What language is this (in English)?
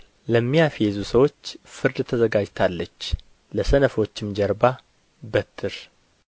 Amharic